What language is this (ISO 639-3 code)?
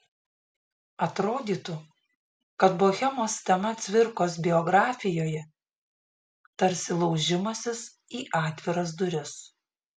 lit